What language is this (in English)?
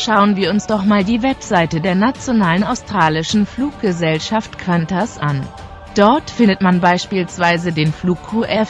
German